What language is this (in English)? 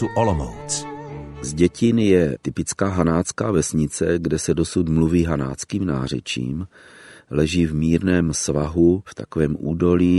Czech